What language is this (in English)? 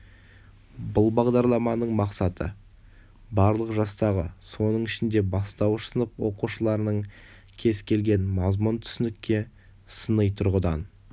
Kazakh